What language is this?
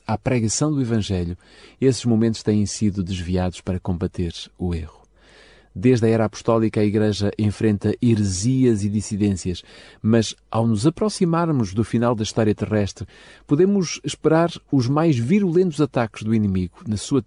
Portuguese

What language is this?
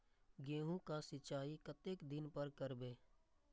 Maithili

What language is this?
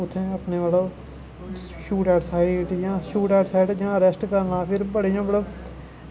Dogri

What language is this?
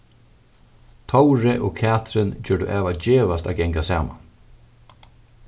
Faroese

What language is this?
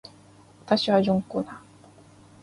Japanese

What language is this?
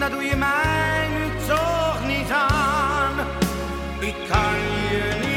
Dutch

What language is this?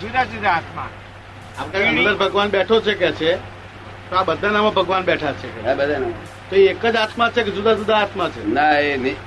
Gujarati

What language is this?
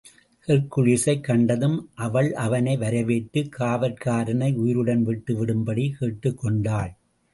Tamil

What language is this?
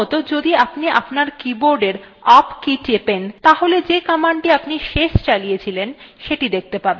Bangla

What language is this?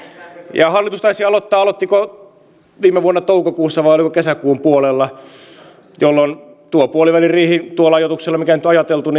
Finnish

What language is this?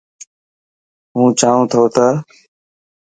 Dhatki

